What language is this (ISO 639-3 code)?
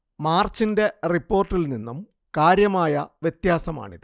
mal